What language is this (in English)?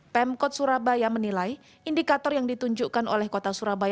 Indonesian